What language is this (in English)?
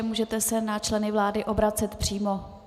Czech